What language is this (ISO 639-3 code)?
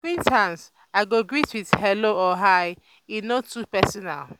pcm